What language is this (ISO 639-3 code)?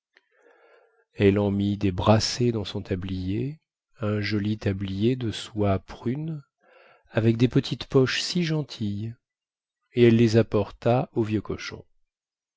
fra